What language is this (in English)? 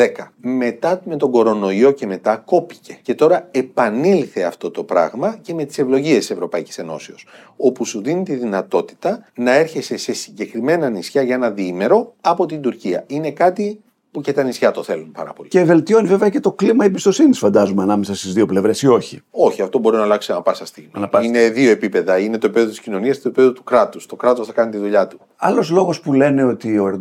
Greek